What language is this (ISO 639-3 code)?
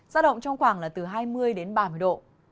vie